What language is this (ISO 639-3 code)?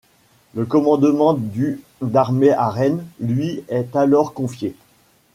fra